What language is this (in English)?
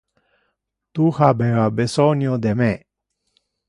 Interlingua